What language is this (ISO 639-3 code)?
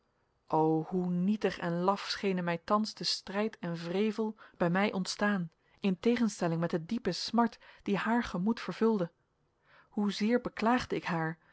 nld